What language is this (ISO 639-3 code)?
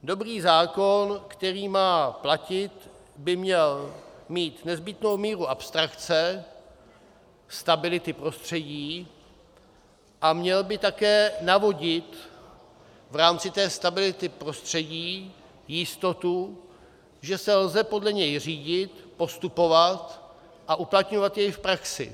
ces